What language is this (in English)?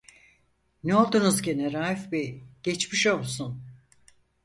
Turkish